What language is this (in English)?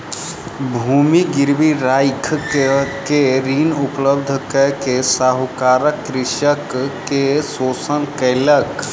Maithili